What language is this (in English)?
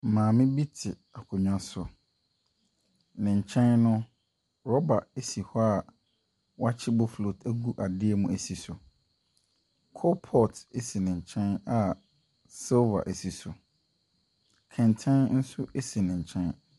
Akan